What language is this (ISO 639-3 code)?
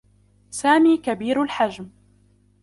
ara